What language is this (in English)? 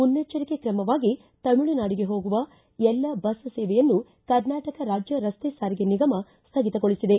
Kannada